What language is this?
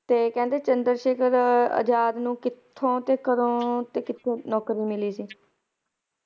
Punjabi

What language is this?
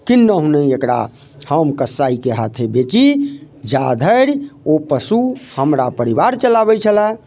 Maithili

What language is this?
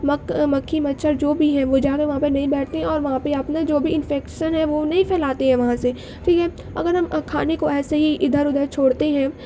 Urdu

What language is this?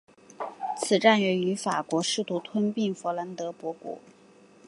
Chinese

